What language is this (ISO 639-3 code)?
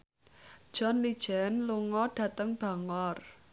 jav